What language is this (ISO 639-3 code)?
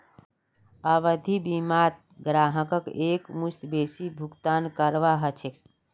mag